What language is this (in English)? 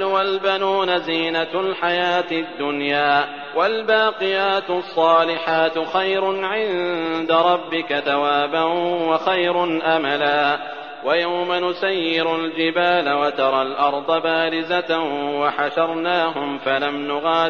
Arabic